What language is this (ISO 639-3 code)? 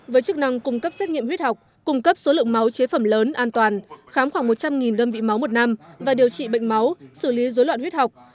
vie